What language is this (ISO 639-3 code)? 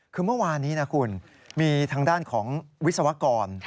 tha